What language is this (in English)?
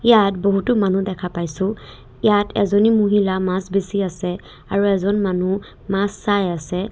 Assamese